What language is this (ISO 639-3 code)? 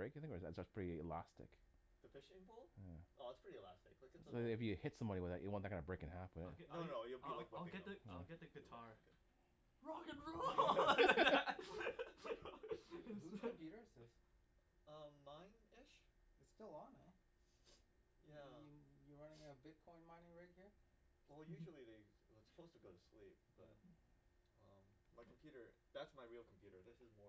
eng